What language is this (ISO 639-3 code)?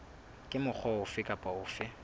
sot